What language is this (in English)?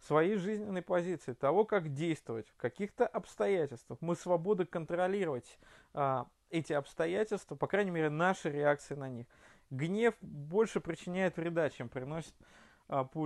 Russian